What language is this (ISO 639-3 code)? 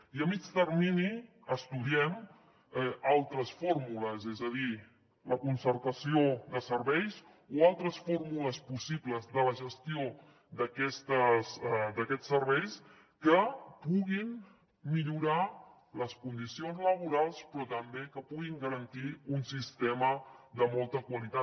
cat